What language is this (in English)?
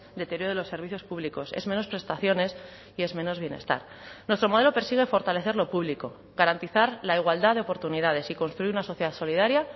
Spanish